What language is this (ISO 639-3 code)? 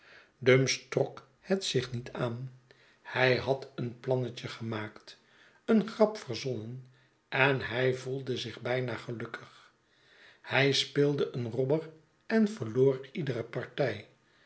nld